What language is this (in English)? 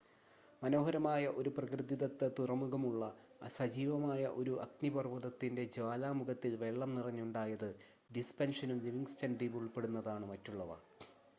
Malayalam